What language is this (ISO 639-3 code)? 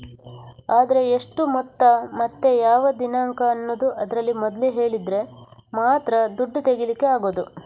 kan